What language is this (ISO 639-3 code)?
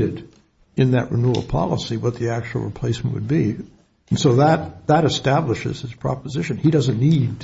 eng